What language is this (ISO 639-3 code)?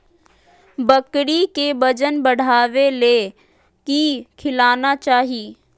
mag